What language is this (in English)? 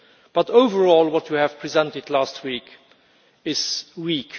English